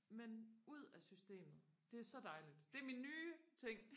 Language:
Danish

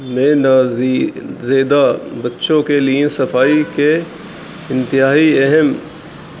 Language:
Urdu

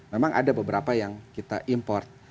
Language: Indonesian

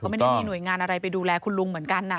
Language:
Thai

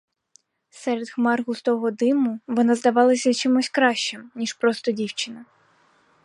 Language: Ukrainian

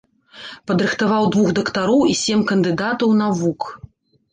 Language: Belarusian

